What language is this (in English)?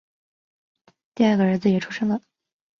Chinese